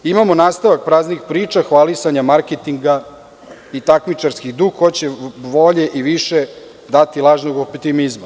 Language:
Serbian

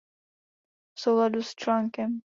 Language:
Czech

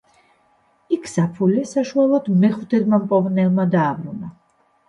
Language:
Georgian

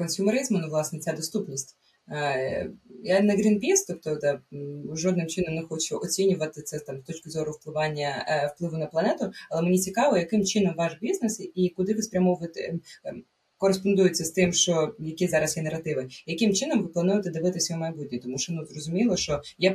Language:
Ukrainian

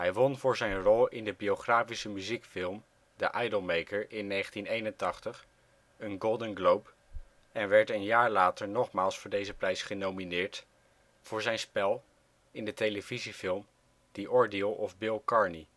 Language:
Dutch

